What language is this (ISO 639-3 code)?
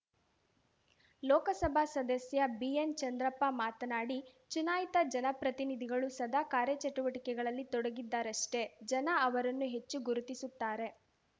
kan